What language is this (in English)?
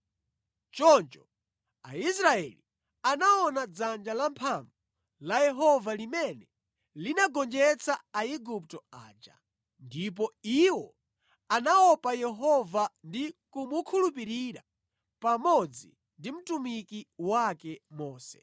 Nyanja